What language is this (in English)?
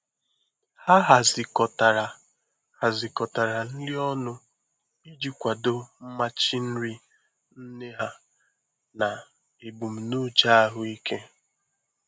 Igbo